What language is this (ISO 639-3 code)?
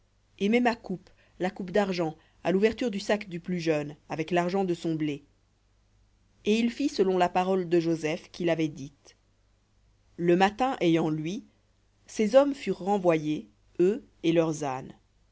fra